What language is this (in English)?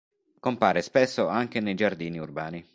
Italian